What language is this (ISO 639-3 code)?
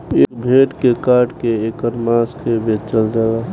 bho